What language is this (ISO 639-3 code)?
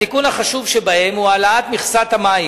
heb